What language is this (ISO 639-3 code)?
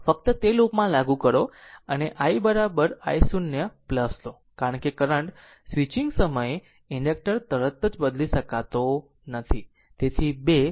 guj